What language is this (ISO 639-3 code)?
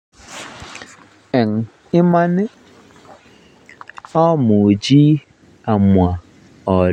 kln